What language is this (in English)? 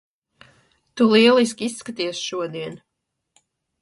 Latvian